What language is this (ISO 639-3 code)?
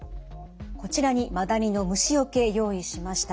jpn